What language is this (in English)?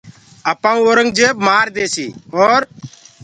Gurgula